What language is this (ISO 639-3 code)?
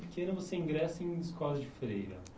por